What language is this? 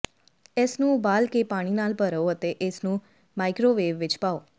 Punjabi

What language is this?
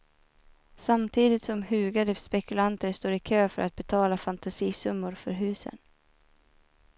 Swedish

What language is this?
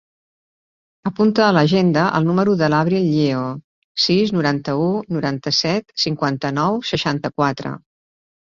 Catalan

